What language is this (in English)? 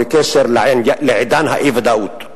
Hebrew